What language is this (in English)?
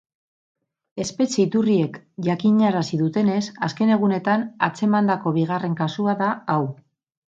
Basque